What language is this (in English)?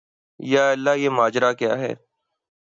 Urdu